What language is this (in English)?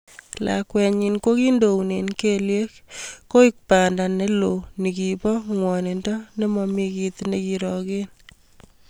Kalenjin